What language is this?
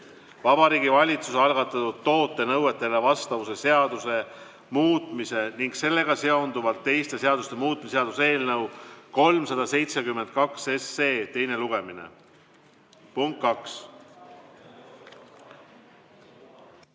Estonian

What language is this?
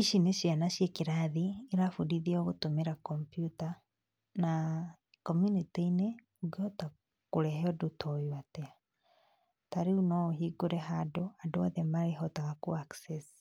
Kikuyu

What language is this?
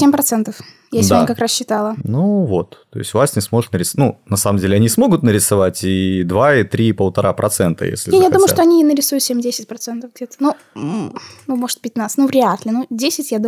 Russian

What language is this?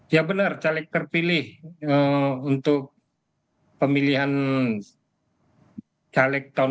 Indonesian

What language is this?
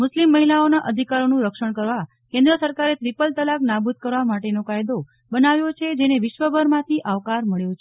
Gujarati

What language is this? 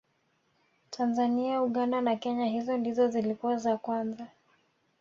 Swahili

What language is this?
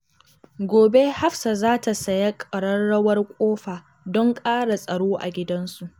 Hausa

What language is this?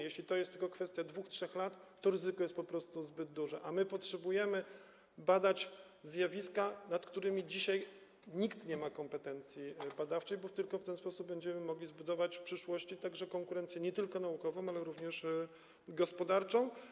Polish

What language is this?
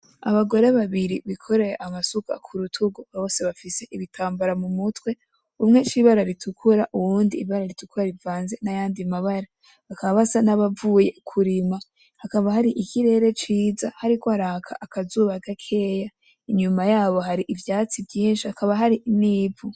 Rundi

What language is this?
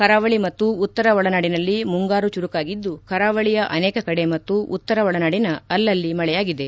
Kannada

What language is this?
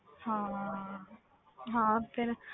Punjabi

